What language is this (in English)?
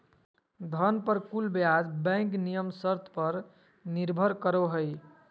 Magahi